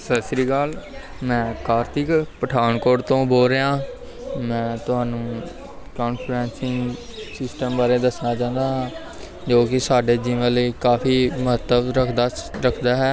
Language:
Punjabi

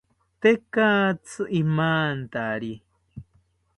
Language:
South Ucayali Ashéninka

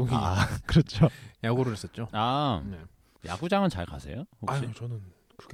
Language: Korean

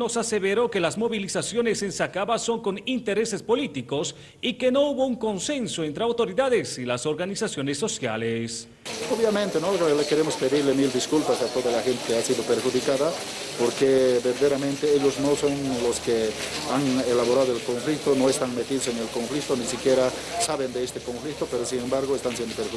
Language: Spanish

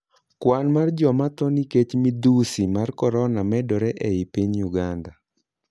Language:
Luo (Kenya and Tanzania)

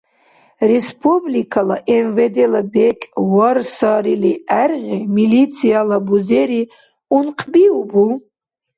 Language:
Dargwa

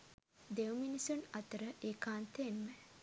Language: Sinhala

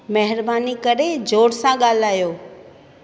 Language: Sindhi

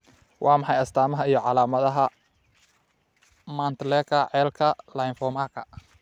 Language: Somali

